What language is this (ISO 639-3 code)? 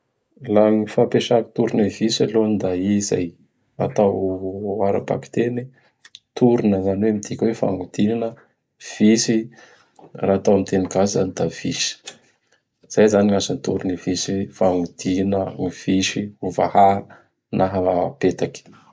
bhr